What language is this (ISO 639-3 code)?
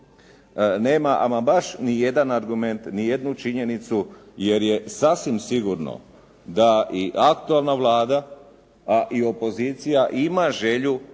hrv